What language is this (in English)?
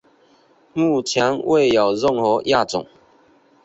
Chinese